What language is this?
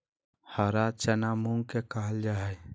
Magahi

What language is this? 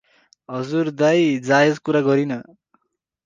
Nepali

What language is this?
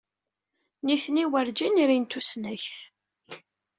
Kabyle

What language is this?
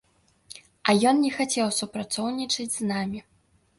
Belarusian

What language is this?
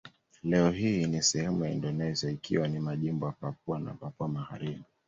Swahili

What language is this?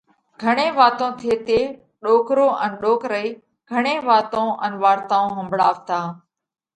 Parkari Koli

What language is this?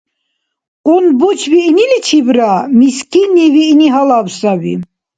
Dargwa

